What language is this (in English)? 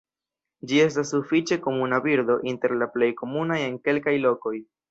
Esperanto